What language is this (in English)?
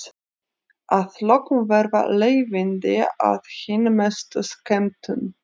Icelandic